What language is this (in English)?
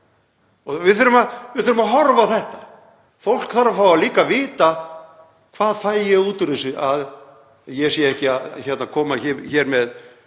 Icelandic